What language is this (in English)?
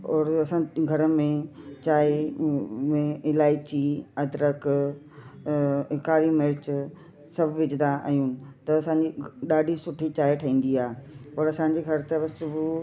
Sindhi